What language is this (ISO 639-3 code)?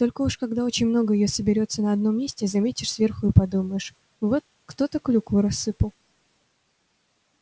rus